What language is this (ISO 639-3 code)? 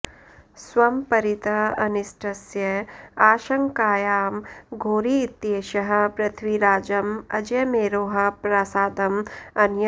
san